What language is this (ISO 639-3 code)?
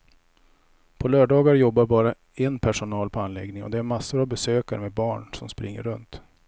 swe